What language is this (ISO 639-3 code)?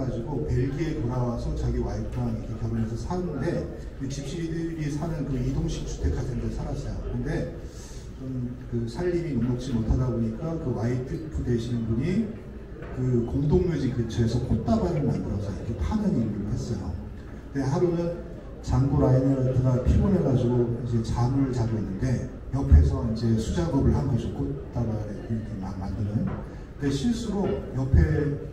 kor